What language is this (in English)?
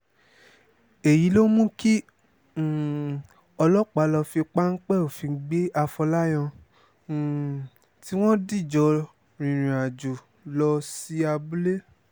Yoruba